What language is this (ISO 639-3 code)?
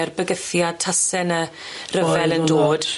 cym